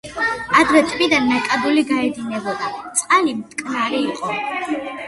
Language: Georgian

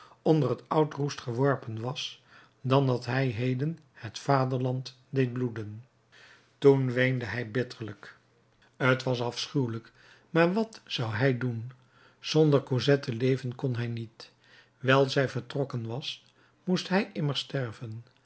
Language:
Dutch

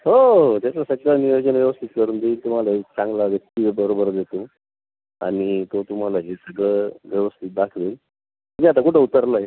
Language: Marathi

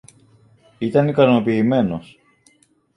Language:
Greek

